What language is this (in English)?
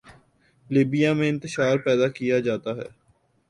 Urdu